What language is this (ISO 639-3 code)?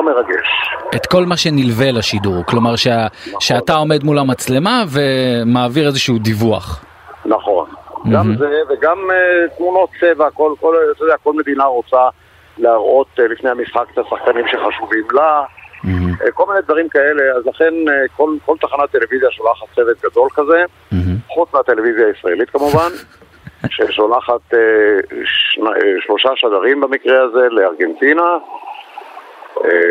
heb